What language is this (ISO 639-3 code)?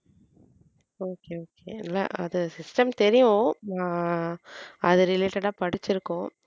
tam